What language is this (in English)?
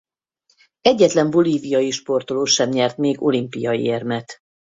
Hungarian